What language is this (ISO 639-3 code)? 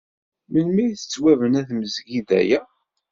kab